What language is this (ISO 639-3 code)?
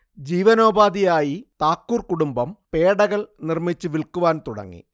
mal